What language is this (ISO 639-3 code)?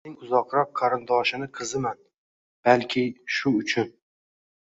uzb